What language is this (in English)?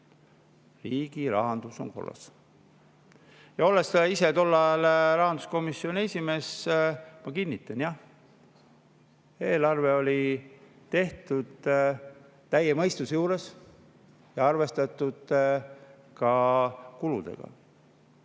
Estonian